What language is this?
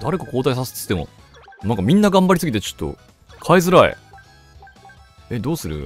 Japanese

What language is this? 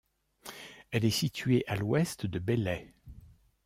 French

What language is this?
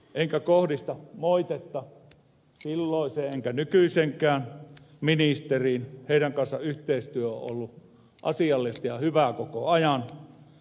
Finnish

